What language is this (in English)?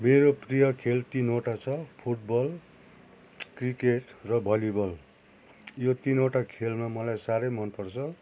Nepali